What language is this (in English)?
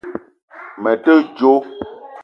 Eton (Cameroon)